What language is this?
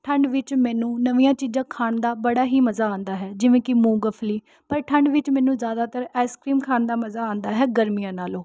Punjabi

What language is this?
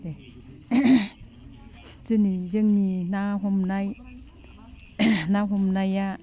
Bodo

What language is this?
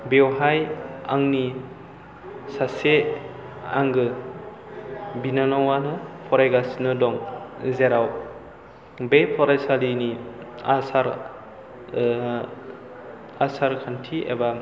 Bodo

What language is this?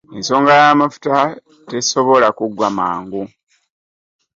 Ganda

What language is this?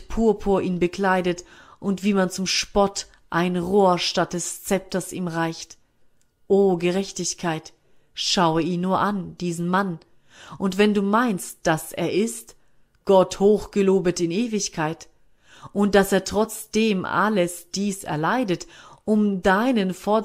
German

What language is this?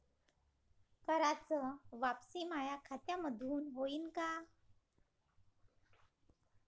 Marathi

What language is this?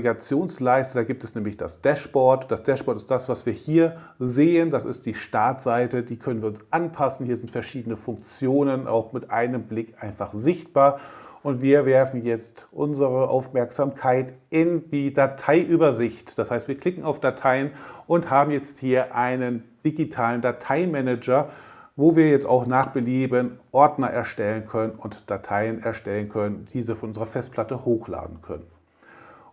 German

